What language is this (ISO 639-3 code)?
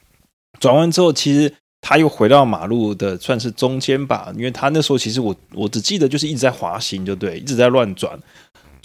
zho